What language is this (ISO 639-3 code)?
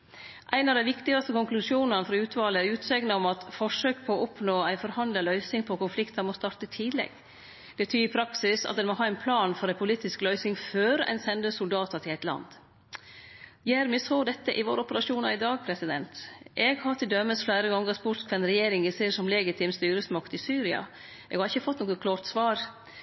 nno